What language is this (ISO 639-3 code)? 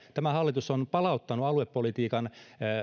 fin